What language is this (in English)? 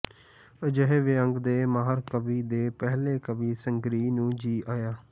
Punjabi